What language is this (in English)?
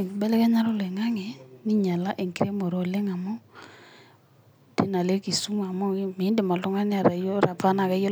Masai